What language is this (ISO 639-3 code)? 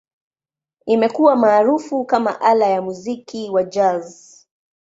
swa